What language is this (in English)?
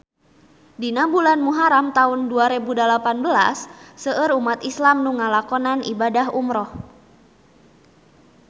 Sundanese